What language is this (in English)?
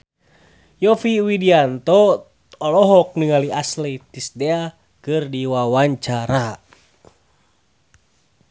Sundanese